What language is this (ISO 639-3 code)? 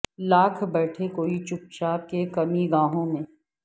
urd